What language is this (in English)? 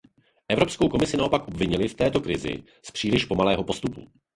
Czech